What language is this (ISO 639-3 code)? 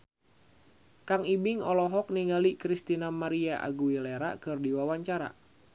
sun